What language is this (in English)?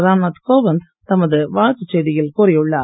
Tamil